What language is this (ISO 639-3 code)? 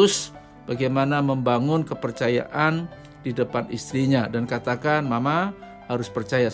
ind